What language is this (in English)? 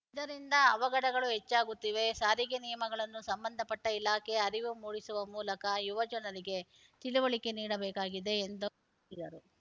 Kannada